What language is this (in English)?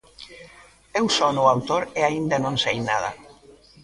Galician